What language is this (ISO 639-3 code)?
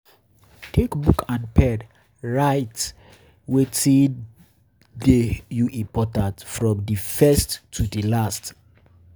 pcm